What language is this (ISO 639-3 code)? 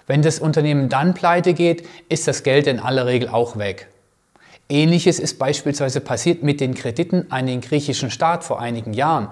deu